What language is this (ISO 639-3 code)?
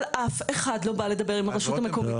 heb